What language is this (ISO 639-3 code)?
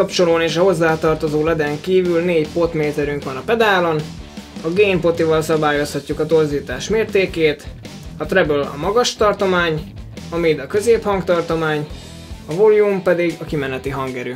hun